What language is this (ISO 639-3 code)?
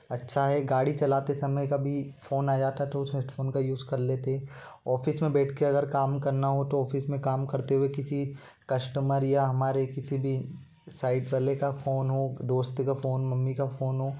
hin